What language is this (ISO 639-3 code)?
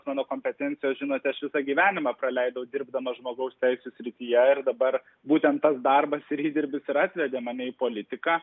lit